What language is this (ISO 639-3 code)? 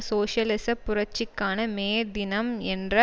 tam